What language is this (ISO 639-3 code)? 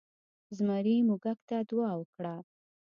pus